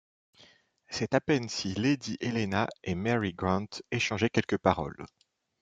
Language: French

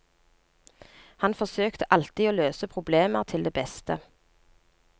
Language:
Norwegian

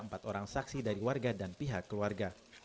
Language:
Indonesian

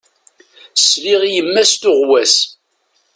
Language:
Kabyle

